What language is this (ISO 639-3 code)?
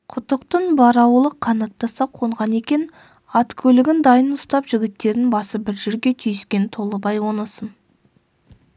kaz